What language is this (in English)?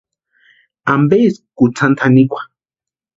Western Highland Purepecha